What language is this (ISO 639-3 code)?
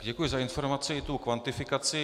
ces